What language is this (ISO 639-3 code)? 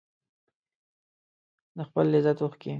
pus